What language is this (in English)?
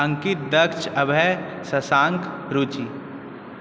Maithili